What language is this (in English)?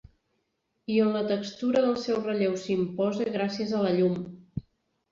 Catalan